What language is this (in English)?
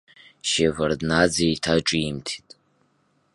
Abkhazian